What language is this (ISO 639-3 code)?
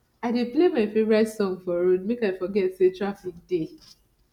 pcm